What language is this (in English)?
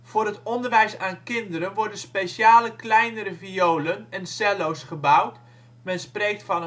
Dutch